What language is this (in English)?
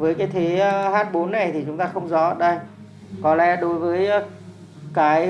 Vietnamese